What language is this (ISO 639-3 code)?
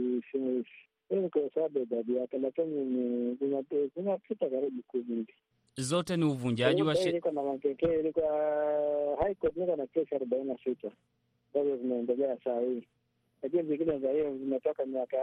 swa